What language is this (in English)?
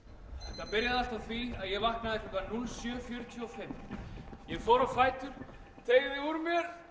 Icelandic